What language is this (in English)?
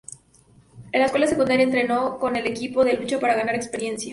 Spanish